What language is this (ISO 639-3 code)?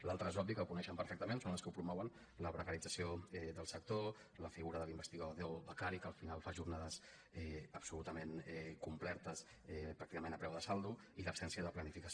cat